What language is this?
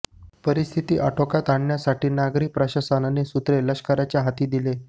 Marathi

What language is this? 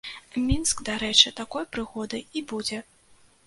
Belarusian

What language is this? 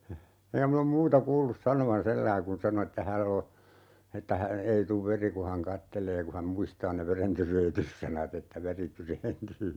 Finnish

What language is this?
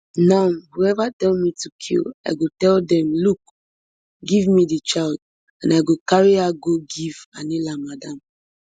Nigerian Pidgin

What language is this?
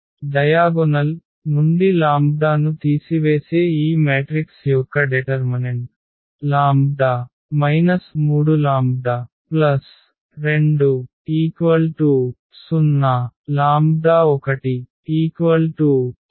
Telugu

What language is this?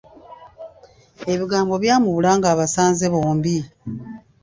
Ganda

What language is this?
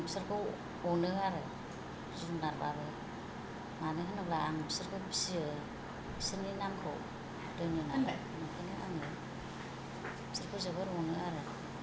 Bodo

